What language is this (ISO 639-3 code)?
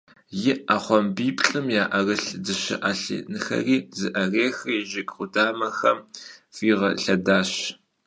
kbd